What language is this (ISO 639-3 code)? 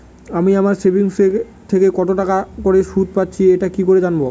ben